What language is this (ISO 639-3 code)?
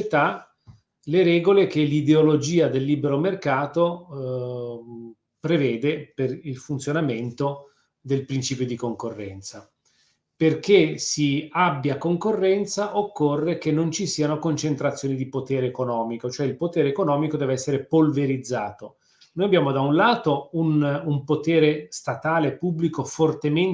ita